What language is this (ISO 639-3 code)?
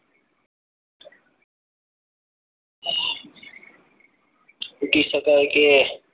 guj